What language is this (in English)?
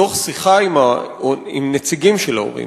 Hebrew